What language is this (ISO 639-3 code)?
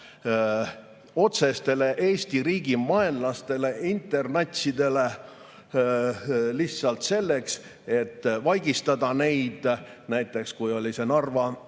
est